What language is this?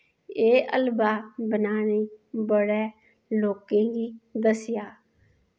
Dogri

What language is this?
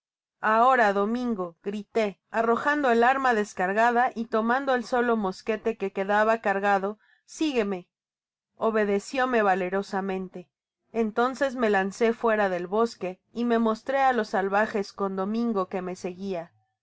Spanish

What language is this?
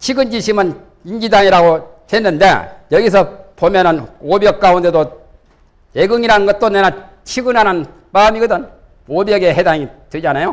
Korean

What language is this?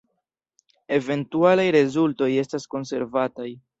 Esperanto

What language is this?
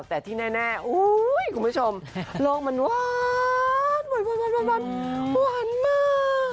Thai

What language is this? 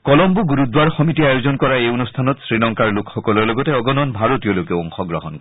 Assamese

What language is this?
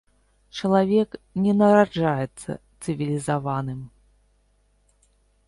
Belarusian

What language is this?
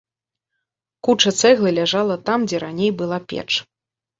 Belarusian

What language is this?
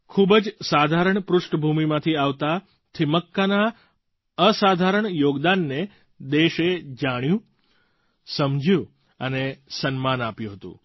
Gujarati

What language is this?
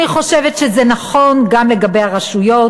Hebrew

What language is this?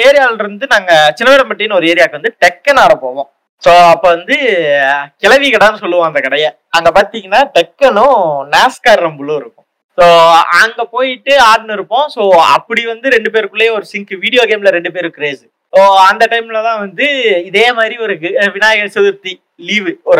Tamil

